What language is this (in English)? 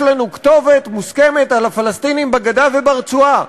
Hebrew